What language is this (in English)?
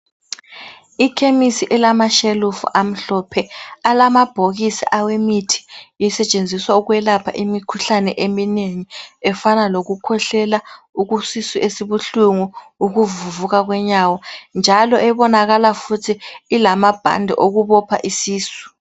North Ndebele